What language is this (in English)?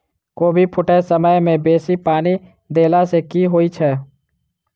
Maithili